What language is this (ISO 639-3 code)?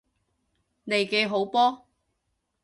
yue